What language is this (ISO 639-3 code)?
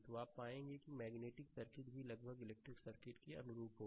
hin